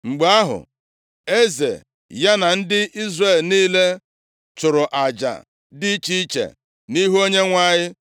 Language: Igbo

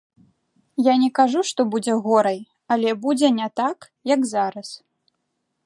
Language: Belarusian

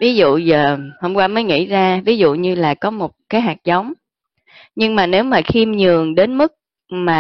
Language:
Vietnamese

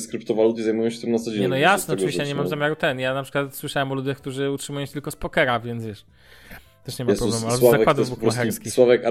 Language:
Polish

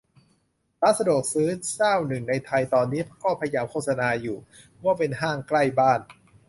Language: Thai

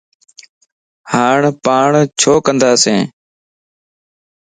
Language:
Lasi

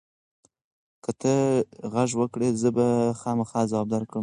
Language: Pashto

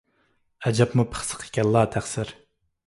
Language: Uyghur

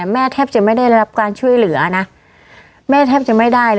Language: Thai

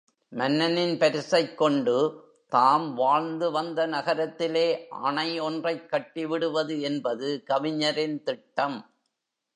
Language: Tamil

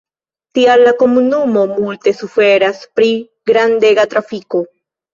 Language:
Esperanto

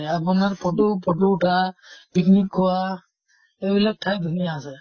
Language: Assamese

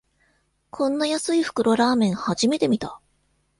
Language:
Japanese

